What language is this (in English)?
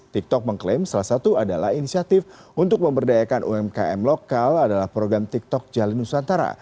Indonesian